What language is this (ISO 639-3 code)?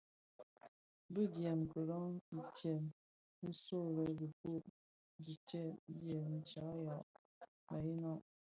ksf